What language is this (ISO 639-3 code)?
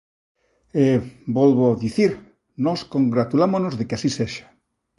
glg